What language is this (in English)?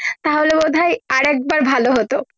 Bangla